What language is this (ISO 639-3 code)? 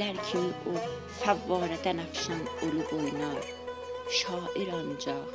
fas